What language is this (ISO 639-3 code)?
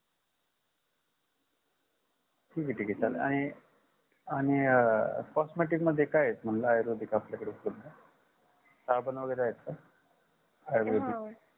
mar